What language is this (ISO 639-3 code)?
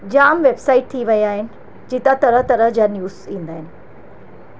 snd